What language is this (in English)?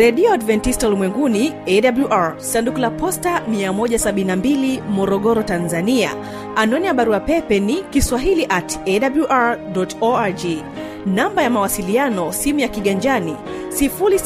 Swahili